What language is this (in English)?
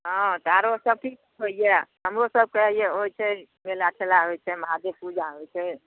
Maithili